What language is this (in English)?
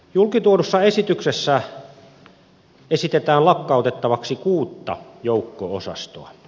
Finnish